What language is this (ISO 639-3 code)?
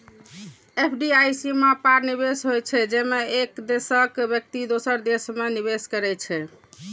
mai